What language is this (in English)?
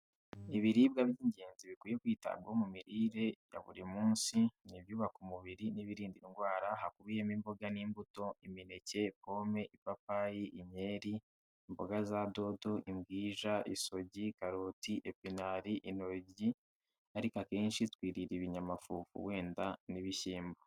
Kinyarwanda